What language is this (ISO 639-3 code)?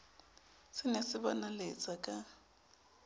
sot